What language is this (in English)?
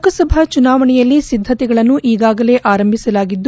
Kannada